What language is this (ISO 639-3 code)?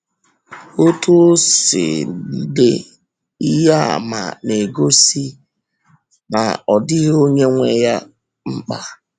ibo